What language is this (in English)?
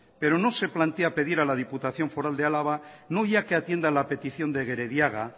Spanish